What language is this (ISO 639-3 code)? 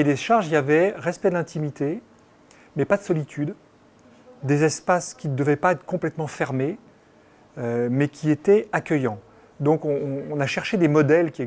fra